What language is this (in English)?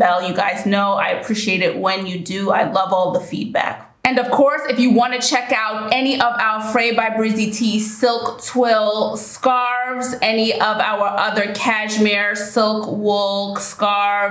English